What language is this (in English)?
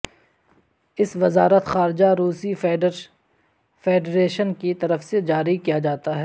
Urdu